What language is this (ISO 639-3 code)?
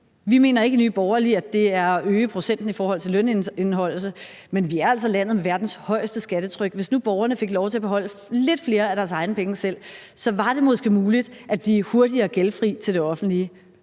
dan